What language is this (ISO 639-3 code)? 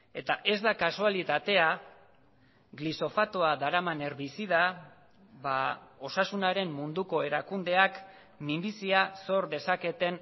eus